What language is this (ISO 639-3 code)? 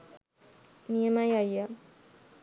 sin